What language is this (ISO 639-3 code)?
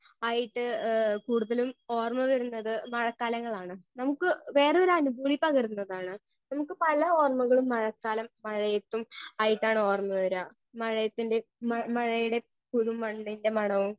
mal